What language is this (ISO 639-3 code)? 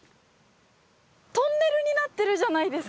jpn